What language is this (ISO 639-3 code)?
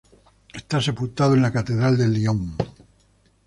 spa